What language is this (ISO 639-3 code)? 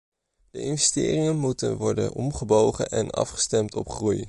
nld